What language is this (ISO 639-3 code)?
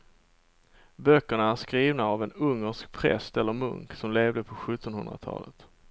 swe